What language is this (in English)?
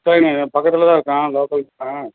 Tamil